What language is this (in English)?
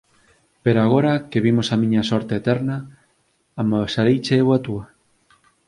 Galician